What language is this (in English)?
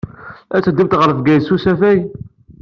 Kabyle